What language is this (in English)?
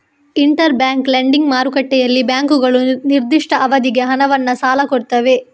Kannada